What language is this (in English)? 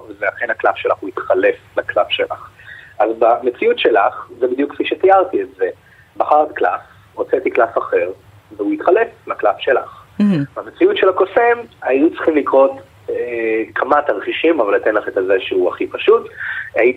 Hebrew